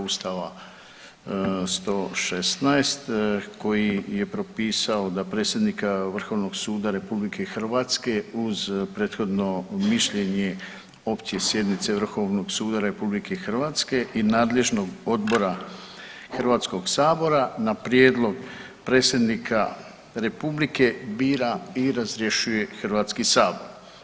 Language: Croatian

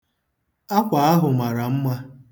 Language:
Igbo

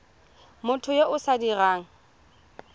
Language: Tswana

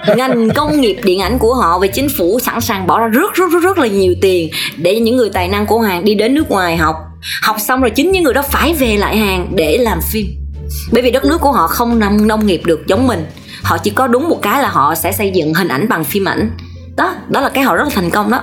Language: Vietnamese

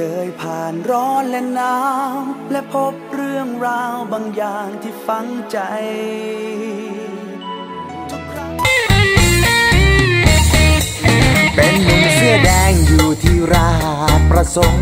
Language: Thai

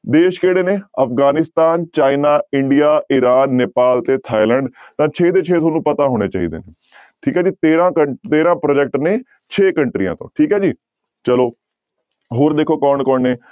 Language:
Punjabi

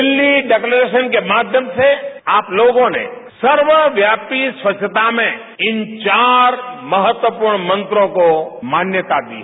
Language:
Hindi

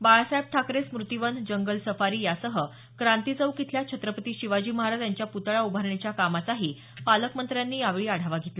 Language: Marathi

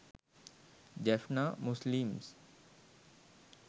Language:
Sinhala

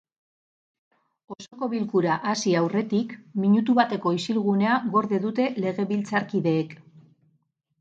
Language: Basque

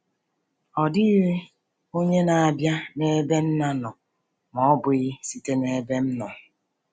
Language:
Igbo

